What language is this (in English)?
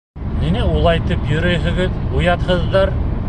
Bashkir